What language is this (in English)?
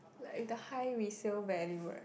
English